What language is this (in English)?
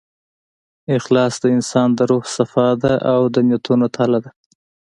Pashto